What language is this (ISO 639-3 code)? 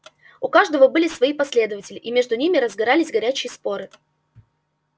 rus